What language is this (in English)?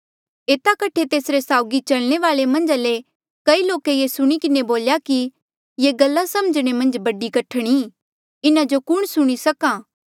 Mandeali